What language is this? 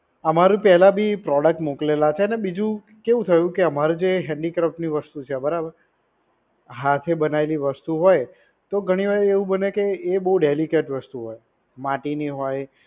Gujarati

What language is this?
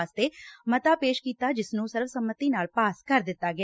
Punjabi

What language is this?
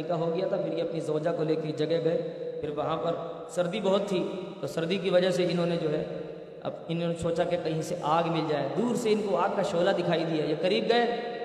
Urdu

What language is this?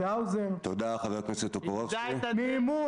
Hebrew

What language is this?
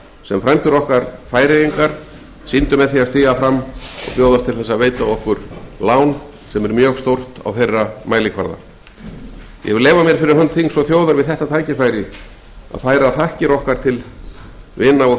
Icelandic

